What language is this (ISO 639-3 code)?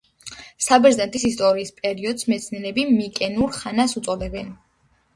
kat